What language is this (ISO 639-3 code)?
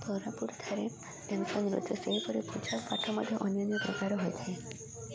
ori